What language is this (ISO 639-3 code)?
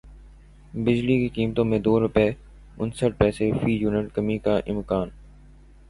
urd